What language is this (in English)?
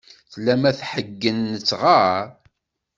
Kabyle